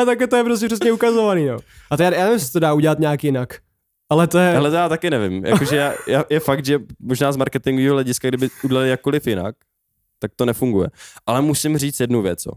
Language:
Czech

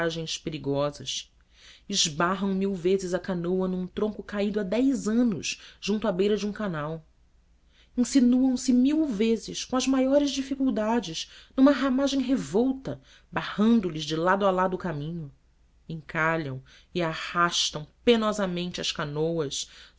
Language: Portuguese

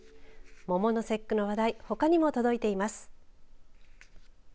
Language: Japanese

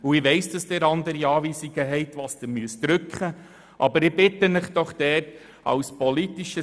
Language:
Swiss German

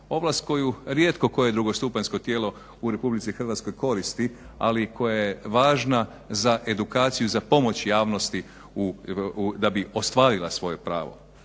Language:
Croatian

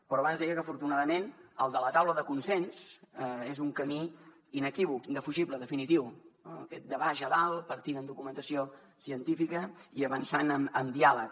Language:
Catalan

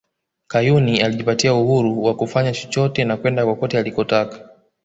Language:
Swahili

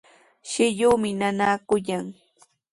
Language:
Sihuas Ancash Quechua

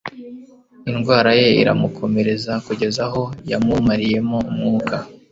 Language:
Kinyarwanda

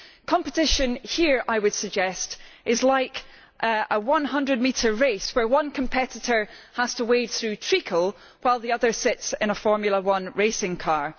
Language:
English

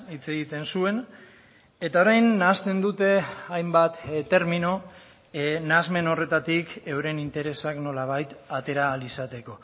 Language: Basque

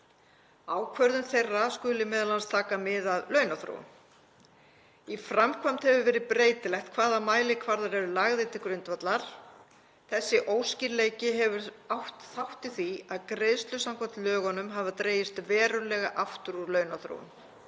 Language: Icelandic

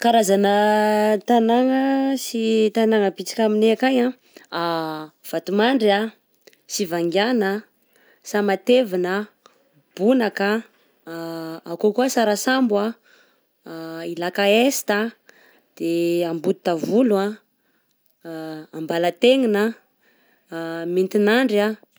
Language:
Southern Betsimisaraka Malagasy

